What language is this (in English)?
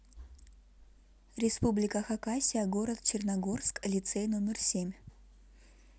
Russian